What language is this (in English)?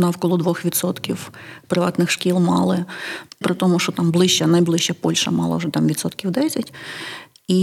Ukrainian